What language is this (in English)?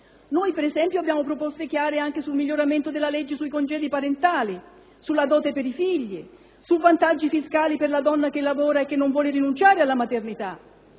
Italian